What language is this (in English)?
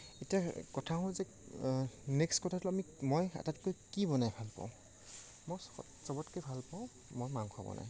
Assamese